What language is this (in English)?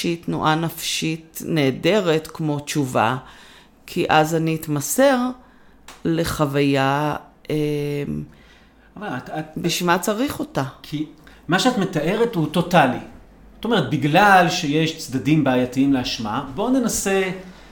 Hebrew